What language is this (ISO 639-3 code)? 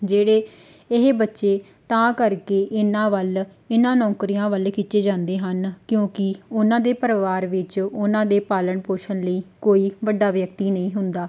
pan